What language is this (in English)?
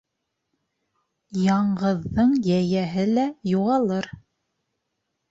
Bashkir